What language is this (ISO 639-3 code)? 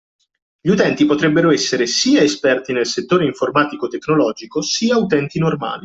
ita